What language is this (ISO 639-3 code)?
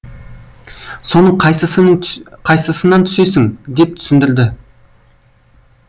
kaz